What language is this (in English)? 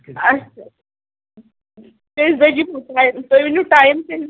Kashmiri